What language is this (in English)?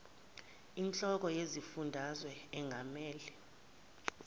Zulu